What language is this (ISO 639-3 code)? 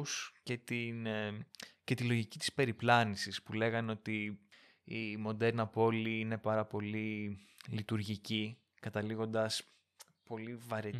ell